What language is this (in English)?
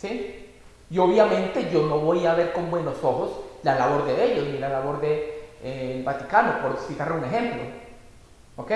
Spanish